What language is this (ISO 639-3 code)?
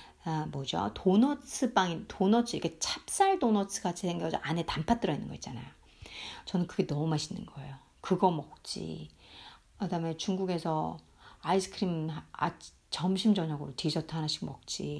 kor